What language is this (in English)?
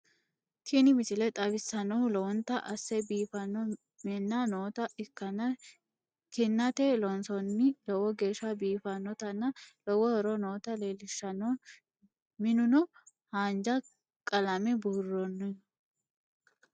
Sidamo